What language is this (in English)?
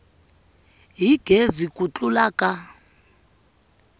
Tsonga